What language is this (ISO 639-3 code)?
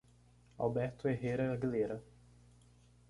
por